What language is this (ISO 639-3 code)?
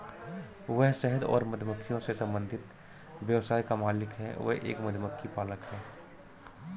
hin